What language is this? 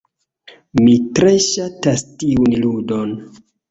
Esperanto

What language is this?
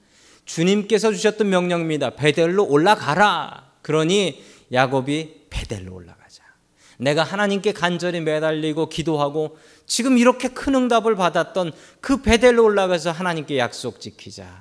Korean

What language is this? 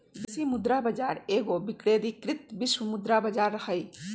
Magahi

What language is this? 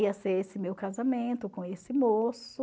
Portuguese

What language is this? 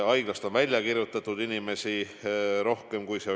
Estonian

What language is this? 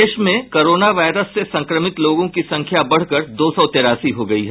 Hindi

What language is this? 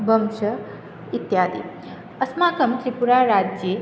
Sanskrit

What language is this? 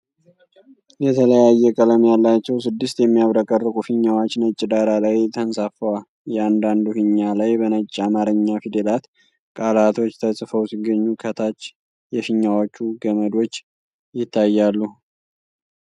Amharic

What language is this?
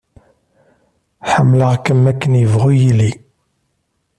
Kabyle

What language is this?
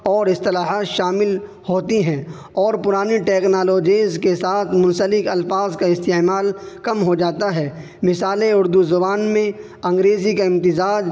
Urdu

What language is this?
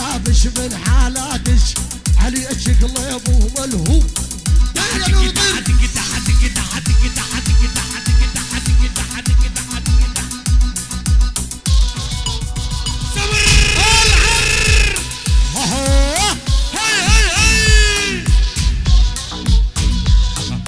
Arabic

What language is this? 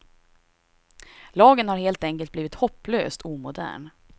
Swedish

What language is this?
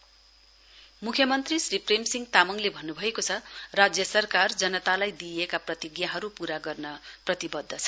Nepali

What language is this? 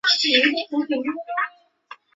Chinese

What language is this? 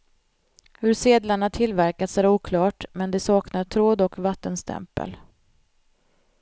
Swedish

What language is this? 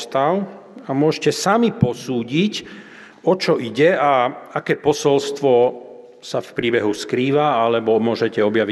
Slovak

